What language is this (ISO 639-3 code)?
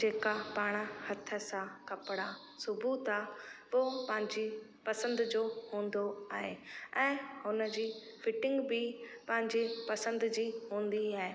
snd